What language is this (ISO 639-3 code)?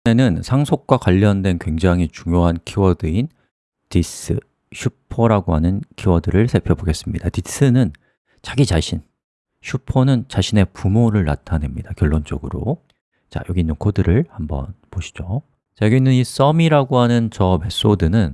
kor